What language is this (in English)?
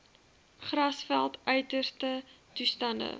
Afrikaans